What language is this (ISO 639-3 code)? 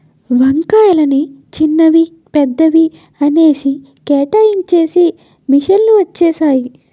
tel